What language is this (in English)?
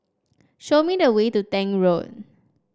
English